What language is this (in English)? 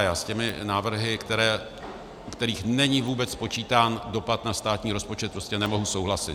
Czech